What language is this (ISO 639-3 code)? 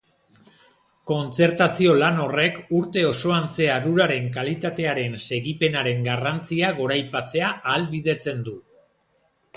eus